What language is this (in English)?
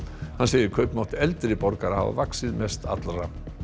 Icelandic